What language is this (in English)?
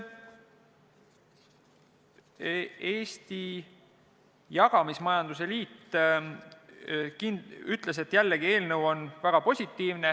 Estonian